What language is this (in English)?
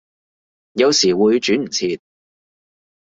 Cantonese